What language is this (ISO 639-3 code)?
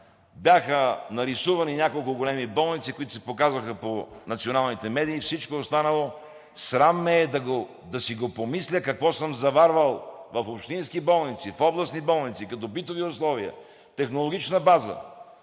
bul